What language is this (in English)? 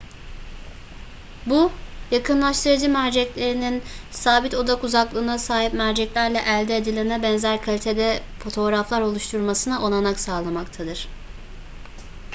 Turkish